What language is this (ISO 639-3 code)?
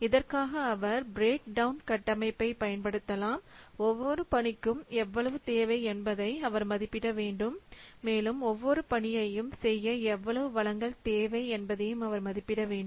tam